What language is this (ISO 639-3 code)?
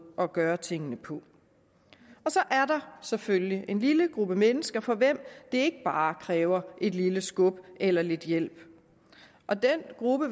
dan